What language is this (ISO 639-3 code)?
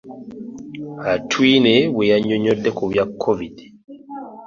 lug